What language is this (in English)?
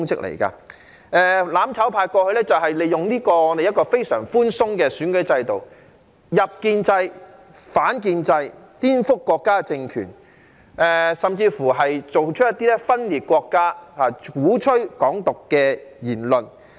Cantonese